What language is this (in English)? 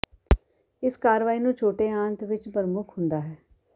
Punjabi